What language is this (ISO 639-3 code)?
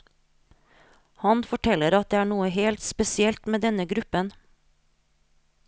nor